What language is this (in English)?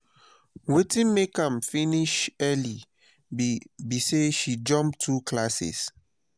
Nigerian Pidgin